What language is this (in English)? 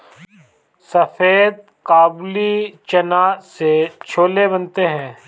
Hindi